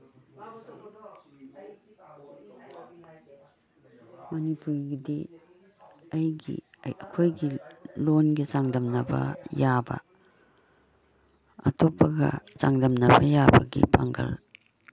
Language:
Manipuri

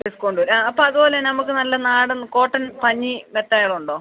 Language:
Malayalam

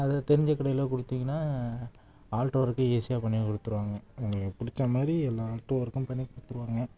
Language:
Tamil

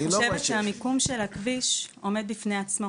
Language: Hebrew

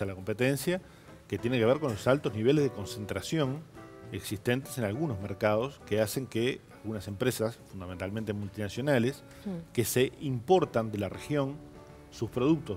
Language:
Spanish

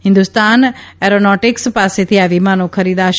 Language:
Gujarati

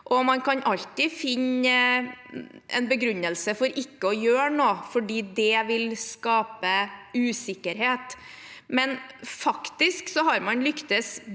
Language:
Norwegian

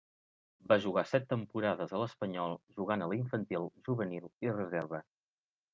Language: Catalan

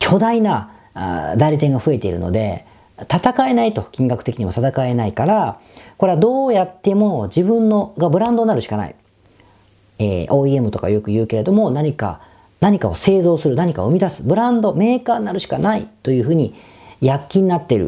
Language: Japanese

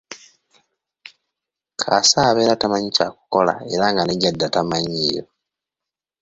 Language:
Ganda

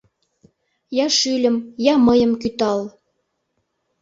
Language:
Mari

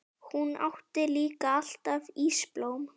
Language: Icelandic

